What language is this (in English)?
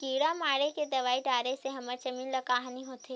Chhattisgarhi